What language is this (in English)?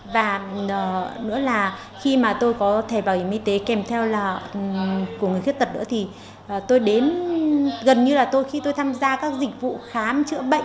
Vietnamese